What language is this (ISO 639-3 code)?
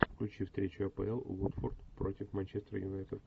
rus